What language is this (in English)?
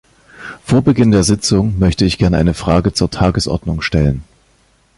German